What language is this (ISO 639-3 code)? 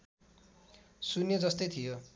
nep